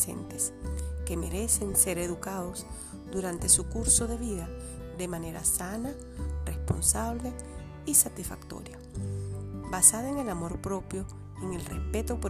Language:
Spanish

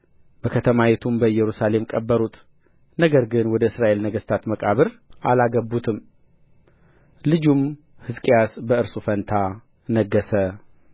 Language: Amharic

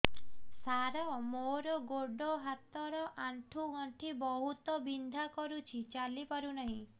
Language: Odia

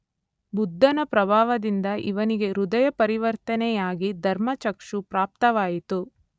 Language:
Kannada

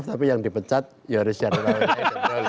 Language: Indonesian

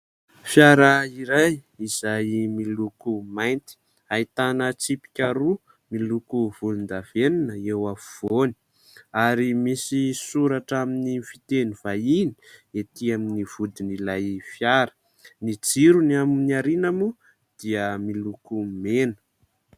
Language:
Malagasy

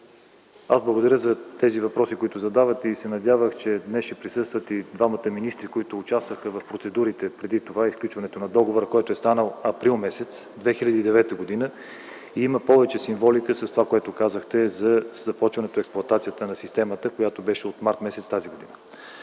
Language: Bulgarian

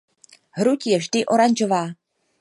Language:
Czech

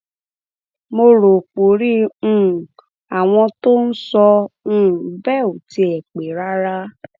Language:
Yoruba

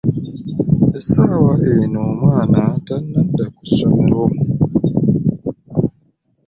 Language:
Ganda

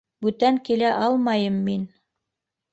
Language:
Bashkir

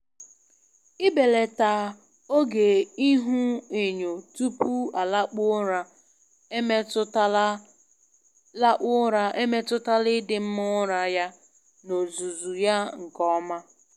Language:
Igbo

